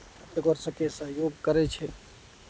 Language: Maithili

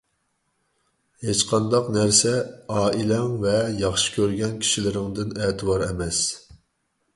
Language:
Uyghur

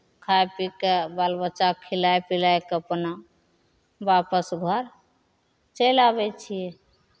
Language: Maithili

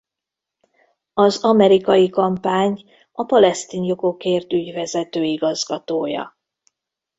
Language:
Hungarian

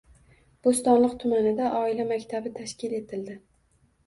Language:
Uzbek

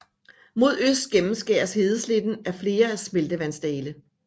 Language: Danish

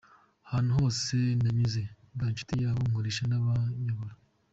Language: Kinyarwanda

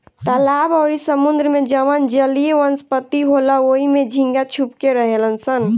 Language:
Bhojpuri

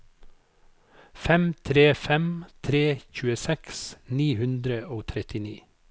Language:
Norwegian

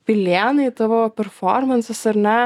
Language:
Lithuanian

